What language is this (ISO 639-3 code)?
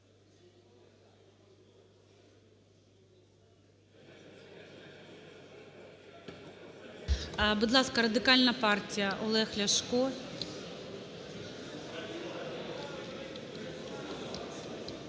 ukr